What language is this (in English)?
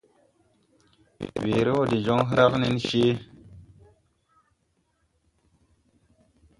Tupuri